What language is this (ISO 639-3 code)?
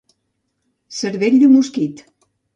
cat